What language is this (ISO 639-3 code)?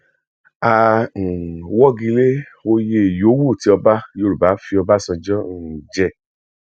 yor